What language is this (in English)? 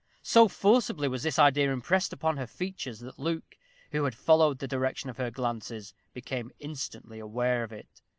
English